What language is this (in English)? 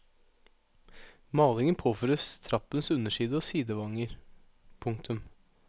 Norwegian